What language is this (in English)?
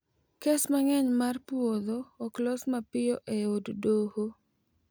Luo (Kenya and Tanzania)